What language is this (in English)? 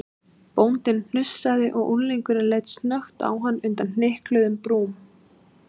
Icelandic